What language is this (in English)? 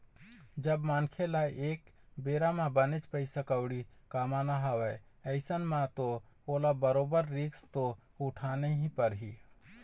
Chhattisgarhi